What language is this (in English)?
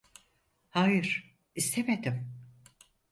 Turkish